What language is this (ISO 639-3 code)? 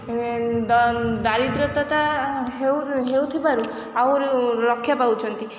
ori